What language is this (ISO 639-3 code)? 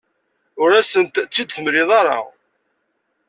kab